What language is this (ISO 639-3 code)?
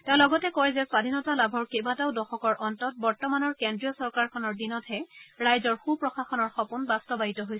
asm